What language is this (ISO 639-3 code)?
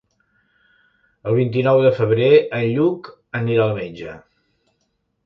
cat